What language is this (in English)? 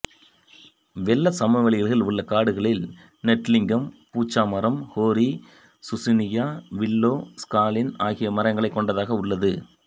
Tamil